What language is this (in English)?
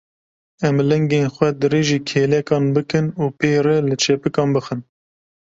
Kurdish